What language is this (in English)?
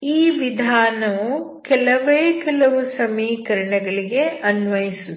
Kannada